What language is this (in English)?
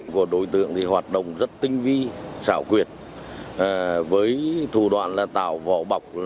Vietnamese